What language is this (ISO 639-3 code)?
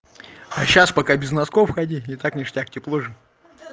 rus